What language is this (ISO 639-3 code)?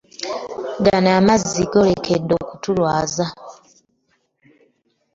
lug